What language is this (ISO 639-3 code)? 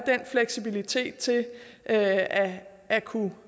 dan